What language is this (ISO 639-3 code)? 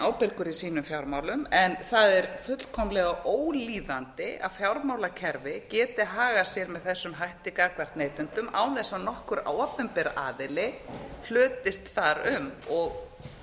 isl